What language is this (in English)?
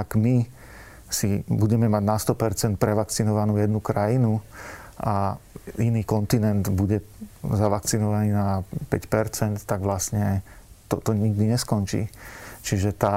Slovak